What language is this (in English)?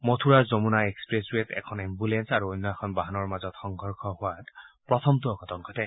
Assamese